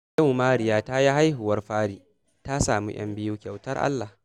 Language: Hausa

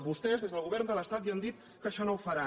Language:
Catalan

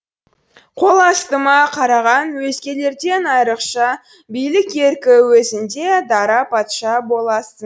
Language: Kazakh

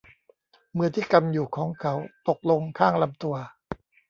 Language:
Thai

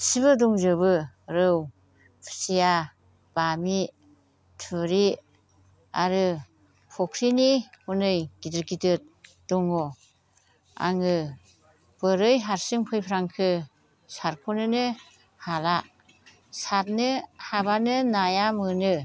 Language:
Bodo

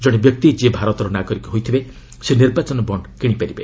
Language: Odia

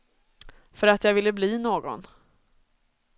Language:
Swedish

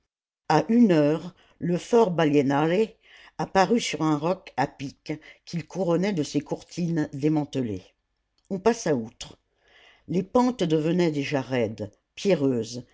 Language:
French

